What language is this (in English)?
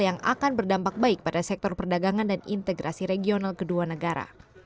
Indonesian